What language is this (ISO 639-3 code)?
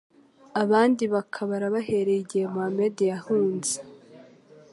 kin